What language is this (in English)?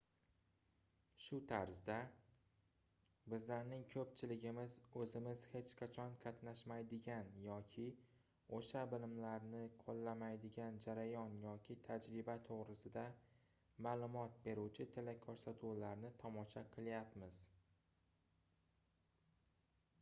Uzbek